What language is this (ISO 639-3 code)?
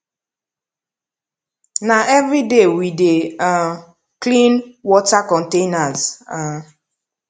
pcm